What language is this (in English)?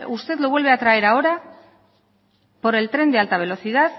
Spanish